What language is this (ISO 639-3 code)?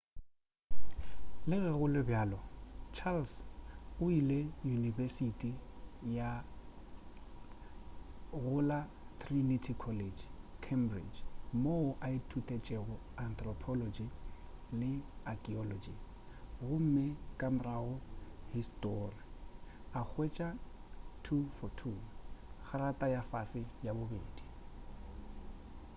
nso